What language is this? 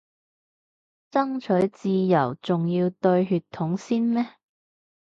Cantonese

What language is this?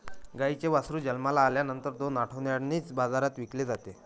Marathi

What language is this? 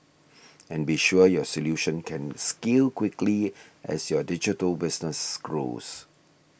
English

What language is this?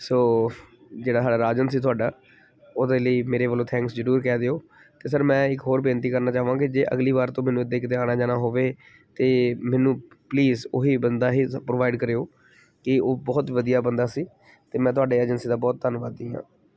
Punjabi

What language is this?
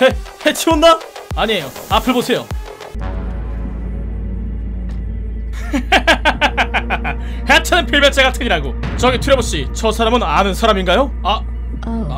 Korean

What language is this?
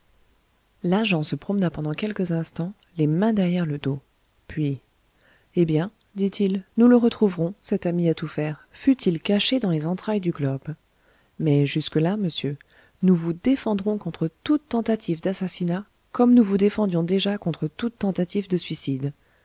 French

